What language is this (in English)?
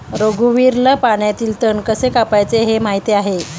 Marathi